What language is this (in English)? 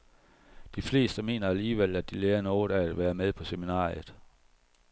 Danish